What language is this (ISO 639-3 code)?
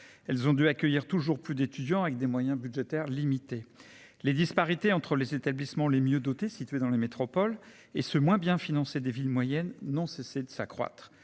fra